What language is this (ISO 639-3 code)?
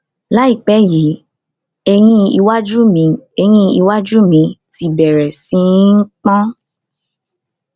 yor